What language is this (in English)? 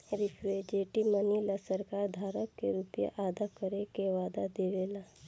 Bhojpuri